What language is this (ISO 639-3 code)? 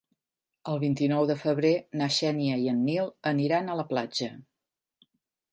cat